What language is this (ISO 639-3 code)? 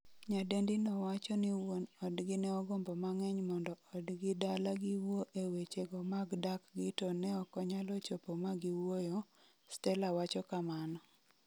luo